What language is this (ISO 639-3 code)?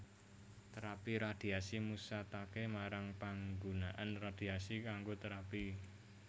jav